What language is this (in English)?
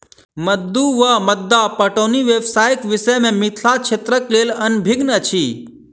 Maithili